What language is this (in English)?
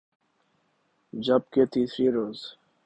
Urdu